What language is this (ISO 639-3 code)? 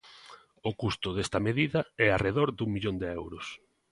glg